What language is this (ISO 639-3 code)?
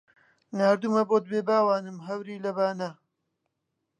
ckb